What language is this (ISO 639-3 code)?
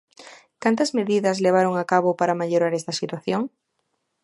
glg